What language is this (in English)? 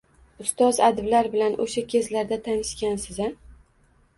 Uzbek